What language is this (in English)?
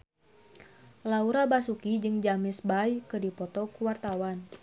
Sundanese